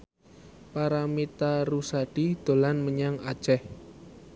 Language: Javanese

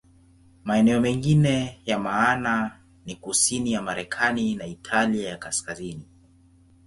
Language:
Swahili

